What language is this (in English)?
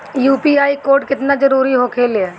Bhojpuri